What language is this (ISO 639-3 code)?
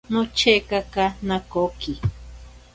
prq